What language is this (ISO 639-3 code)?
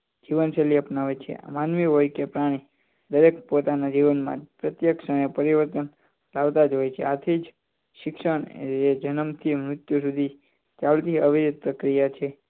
guj